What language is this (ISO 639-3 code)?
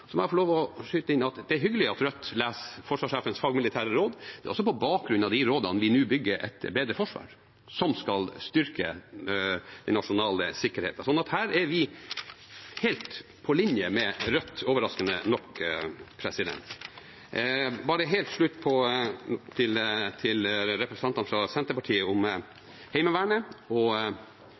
nob